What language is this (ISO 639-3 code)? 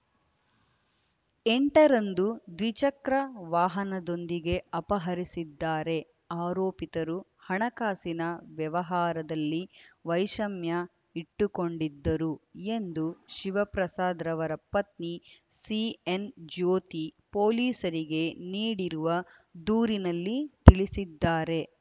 kan